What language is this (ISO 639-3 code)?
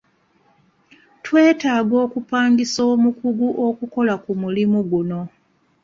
lug